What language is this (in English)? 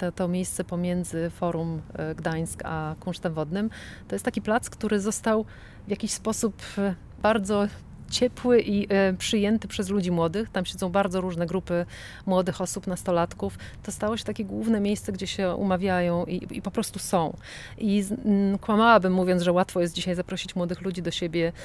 Polish